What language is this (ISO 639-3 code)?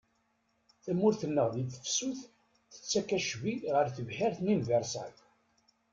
kab